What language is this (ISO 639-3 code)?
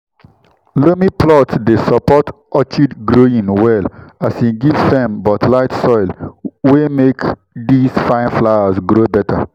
pcm